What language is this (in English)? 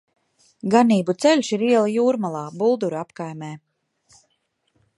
Latvian